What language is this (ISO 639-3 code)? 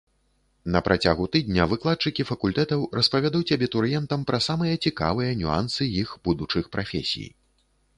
bel